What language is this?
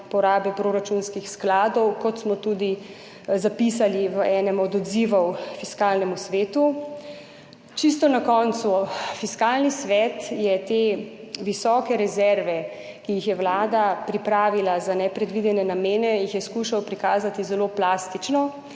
Slovenian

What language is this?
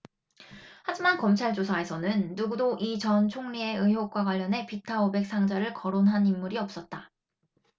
Korean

